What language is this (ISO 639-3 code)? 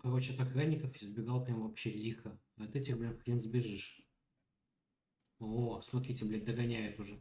rus